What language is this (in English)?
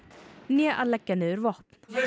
Icelandic